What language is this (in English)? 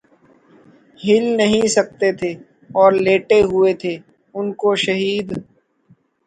Urdu